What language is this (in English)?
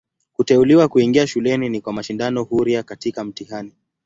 Swahili